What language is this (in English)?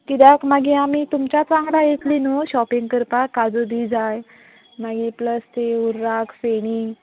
Konkani